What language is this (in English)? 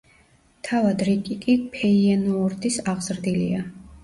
Georgian